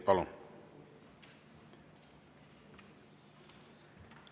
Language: Estonian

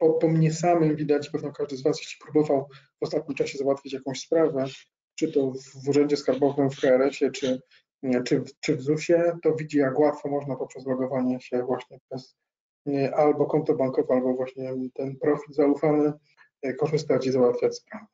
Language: Polish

